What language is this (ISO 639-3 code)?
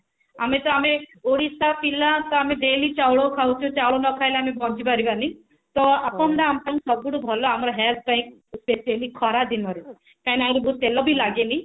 ori